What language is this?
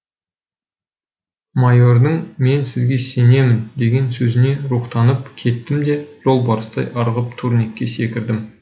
Kazakh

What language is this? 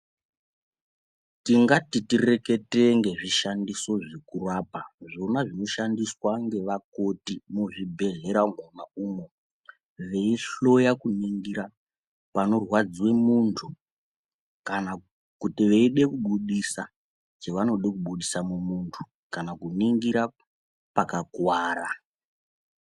Ndau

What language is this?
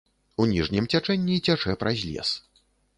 Belarusian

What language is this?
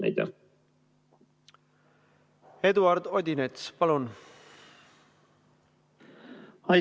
Estonian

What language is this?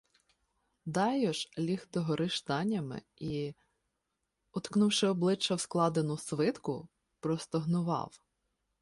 Ukrainian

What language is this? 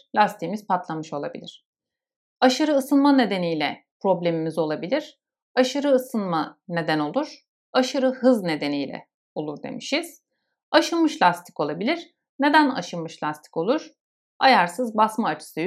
Turkish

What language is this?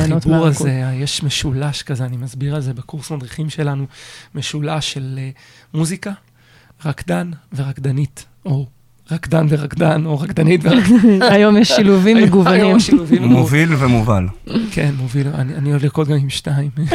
Hebrew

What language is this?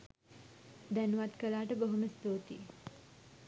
Sinhala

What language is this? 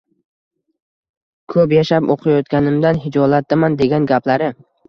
Uzbek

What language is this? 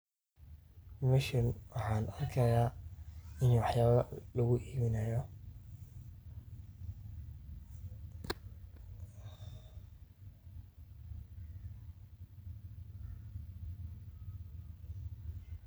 Somali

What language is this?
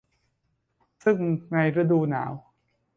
Thai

